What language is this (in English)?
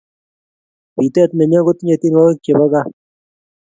Kalenjin